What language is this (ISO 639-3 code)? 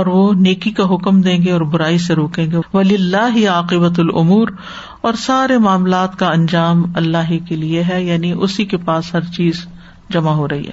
urd